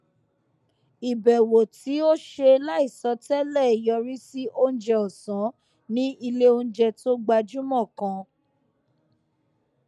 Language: Yoruba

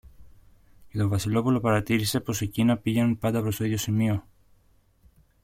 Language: Greek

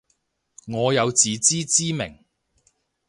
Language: Cantonese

